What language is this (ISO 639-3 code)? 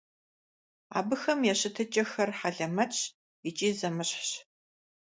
kbd